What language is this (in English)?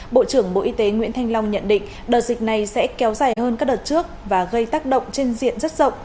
Vietnamese